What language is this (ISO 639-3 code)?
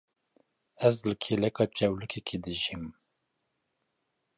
kur